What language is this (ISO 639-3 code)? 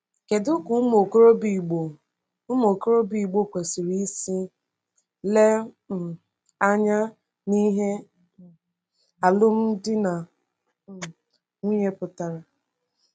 ibo